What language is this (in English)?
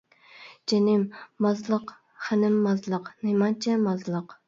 Uyghur